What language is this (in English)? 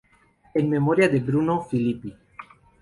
Spanish